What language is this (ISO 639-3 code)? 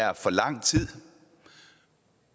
dan